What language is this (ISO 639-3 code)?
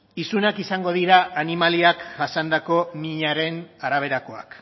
eus